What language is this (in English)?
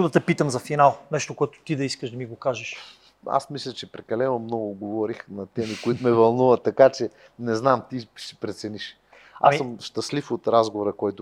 Bulgarian